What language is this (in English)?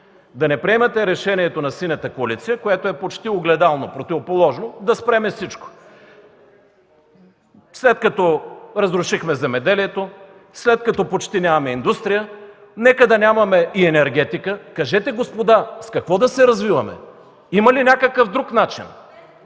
Bulgarian